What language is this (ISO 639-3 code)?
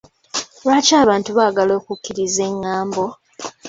lug